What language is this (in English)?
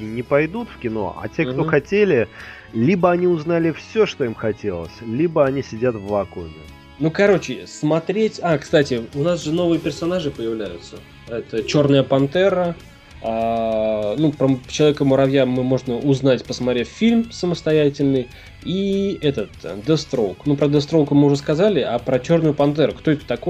Russian